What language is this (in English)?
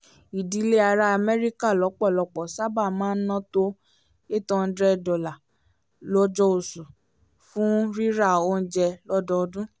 Yoruba